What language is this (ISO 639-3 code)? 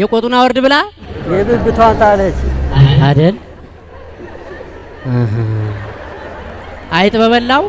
amh